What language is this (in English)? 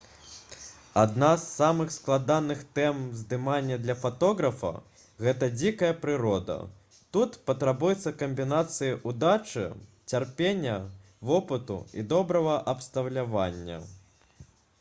Belarusian